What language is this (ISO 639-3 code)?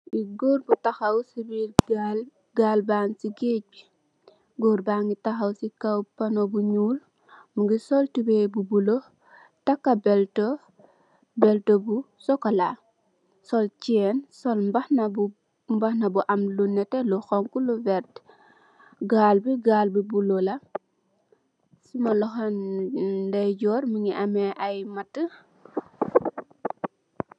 wol